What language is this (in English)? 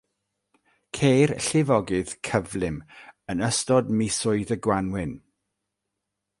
Welsh